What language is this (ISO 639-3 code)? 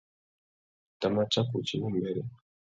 bag